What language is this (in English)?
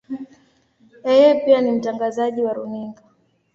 Swahili